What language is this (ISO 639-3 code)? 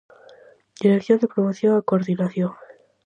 glg